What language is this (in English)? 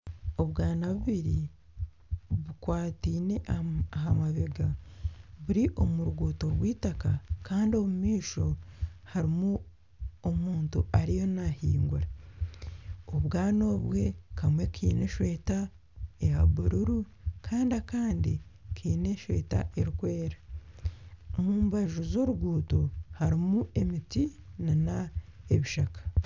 Nyankole